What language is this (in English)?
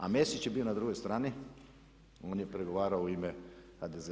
Croatian